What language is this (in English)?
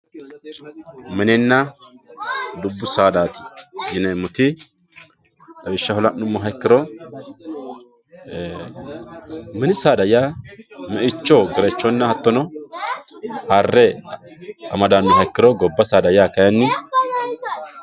Sidamo